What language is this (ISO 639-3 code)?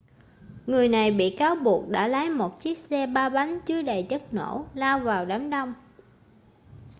vie